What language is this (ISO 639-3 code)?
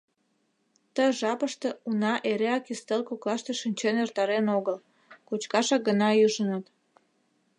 chm